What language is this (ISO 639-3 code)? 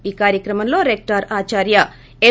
tel